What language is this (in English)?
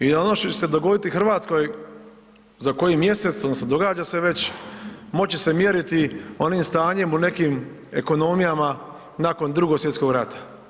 Croatian